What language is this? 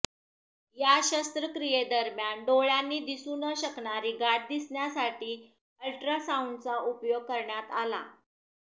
Marathi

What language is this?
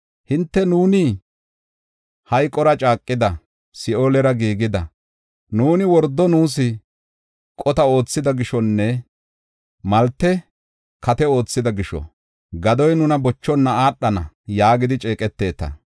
Gofa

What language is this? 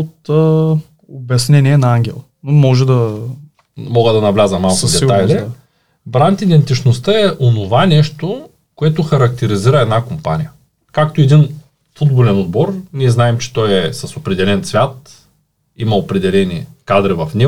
Bulgarian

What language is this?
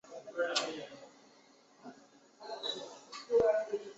Chinese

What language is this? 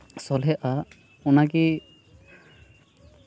Santali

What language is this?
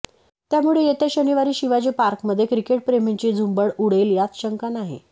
Marathi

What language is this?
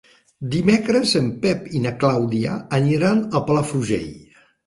Catalan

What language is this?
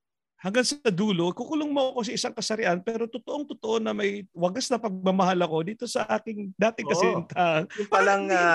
Filipino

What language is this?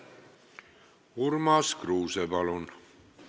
Estonian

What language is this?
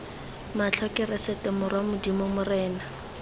Tswana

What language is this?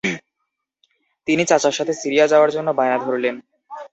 Bangla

